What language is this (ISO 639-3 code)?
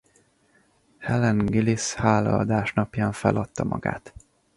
hun